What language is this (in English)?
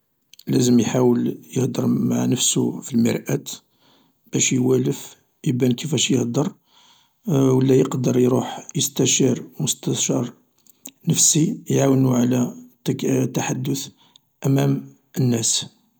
Algerian Arabic